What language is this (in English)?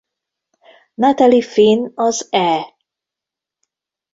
Hungarian